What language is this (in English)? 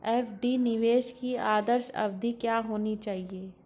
Hindi